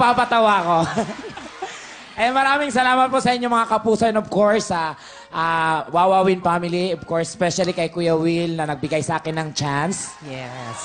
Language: Filipino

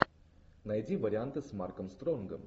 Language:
Russian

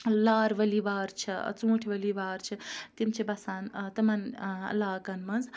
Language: Kashmiri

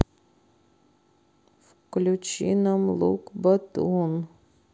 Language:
Russian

